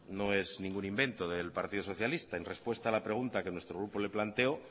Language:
Spanish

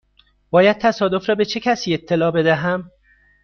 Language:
Persian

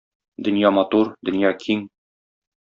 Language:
Tatar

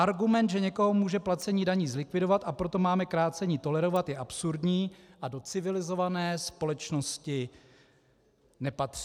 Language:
Czech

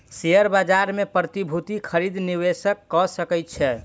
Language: Maithili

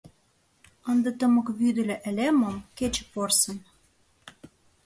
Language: Mari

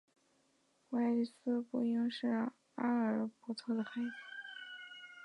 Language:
Chinese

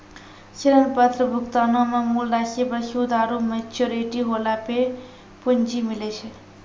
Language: Maithili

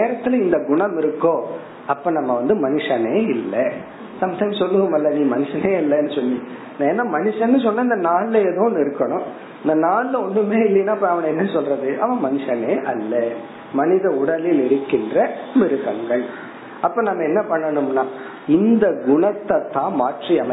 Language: Tamil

